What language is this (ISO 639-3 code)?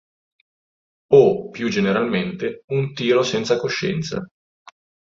ita